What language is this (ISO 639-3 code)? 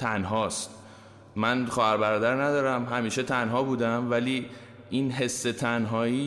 fas